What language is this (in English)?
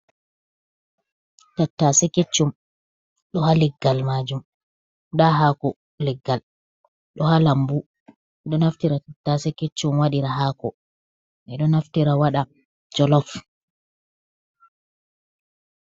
Fula